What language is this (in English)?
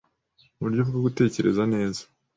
Kinyarwanda